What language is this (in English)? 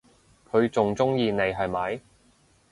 Cantonese